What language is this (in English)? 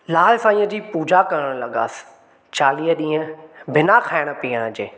Sindhi